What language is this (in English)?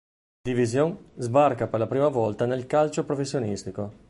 Italian